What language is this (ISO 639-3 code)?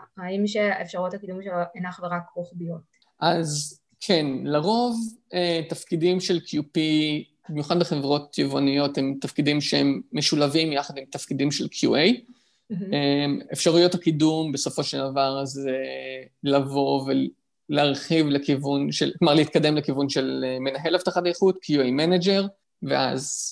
heb